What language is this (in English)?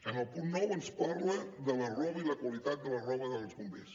Catalan